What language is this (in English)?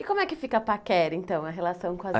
Portuguese